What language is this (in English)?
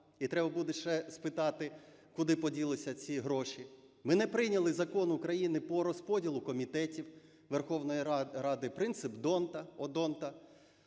Ukrainian